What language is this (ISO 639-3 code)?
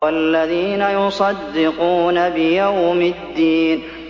ara